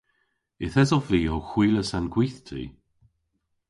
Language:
Cornish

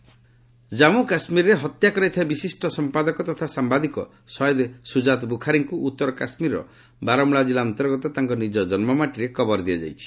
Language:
Odia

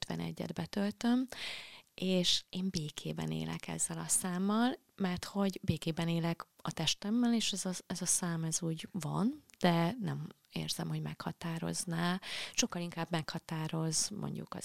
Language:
Hungarian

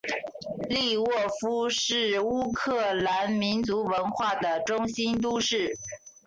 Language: Chinese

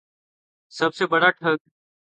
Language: Urdu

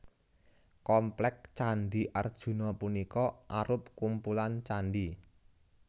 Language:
Javanese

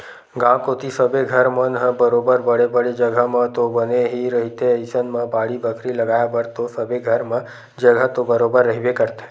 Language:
Chhattisgarhi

